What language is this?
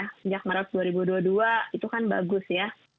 Indonesian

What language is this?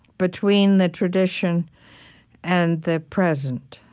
English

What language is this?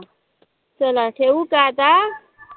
Marathi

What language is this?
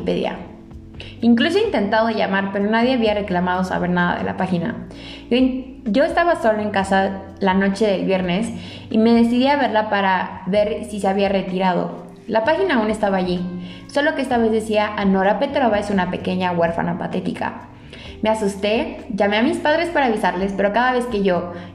Spanish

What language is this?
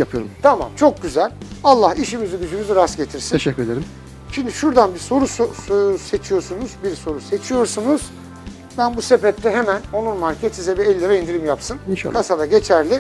Turkish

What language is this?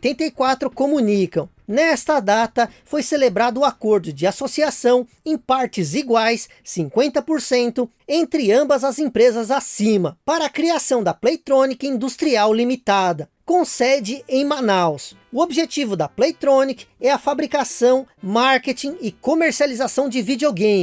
Portuguese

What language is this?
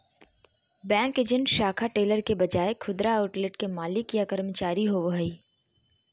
Magahi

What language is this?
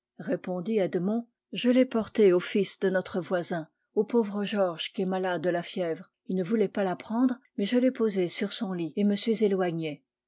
French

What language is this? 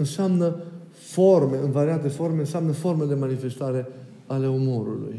Romanian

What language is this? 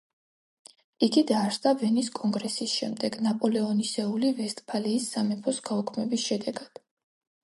Georgian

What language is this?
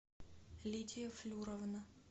Russian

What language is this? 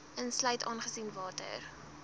Afrikaans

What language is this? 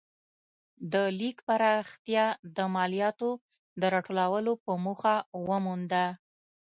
Pashto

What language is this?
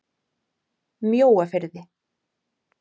Icelandic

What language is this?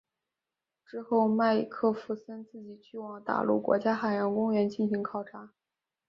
Chinese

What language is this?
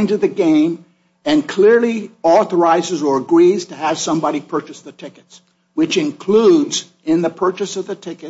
English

